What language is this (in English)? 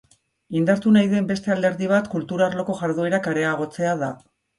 Basque